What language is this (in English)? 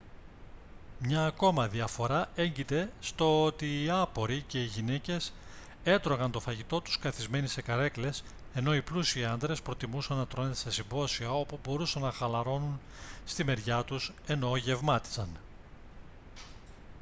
Greek